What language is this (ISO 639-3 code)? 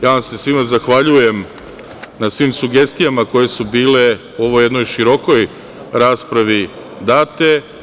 srp